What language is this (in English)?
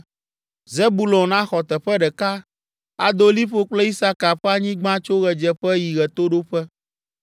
Ewe